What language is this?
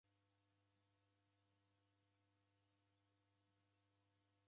Taita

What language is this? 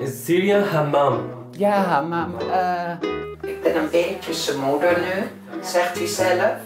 Dutch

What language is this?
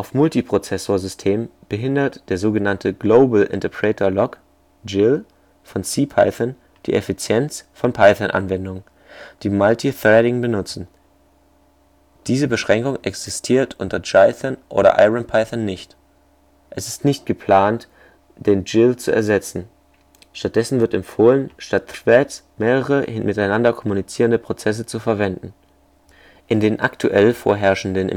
German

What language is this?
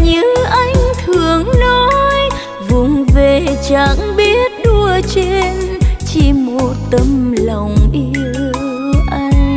Vietnamese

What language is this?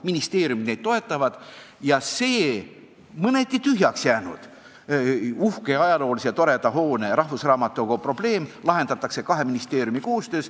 Estonian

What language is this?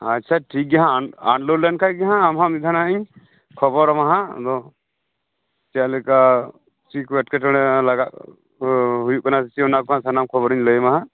Santali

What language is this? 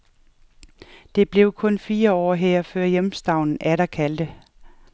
Danish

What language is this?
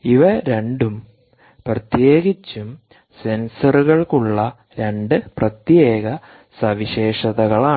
Malayalam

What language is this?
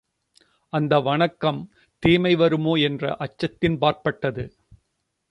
Tamil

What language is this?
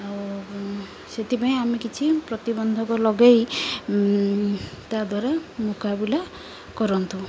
Odia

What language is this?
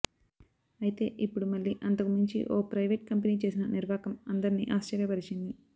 Telugu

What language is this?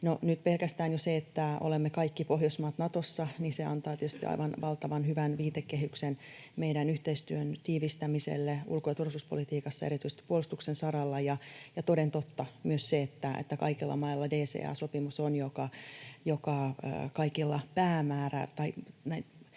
Finnish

